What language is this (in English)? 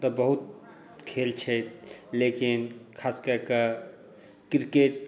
Maithili